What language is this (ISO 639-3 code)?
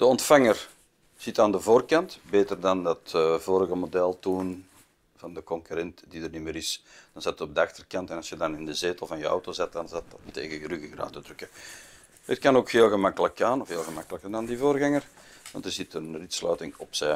nld